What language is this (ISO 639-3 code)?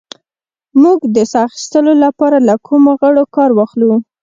pus